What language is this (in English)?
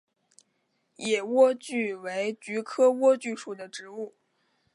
Chinese